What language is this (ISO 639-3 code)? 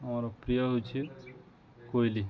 ori